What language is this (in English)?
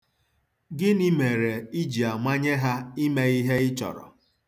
Igbo